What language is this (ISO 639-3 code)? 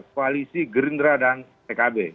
ind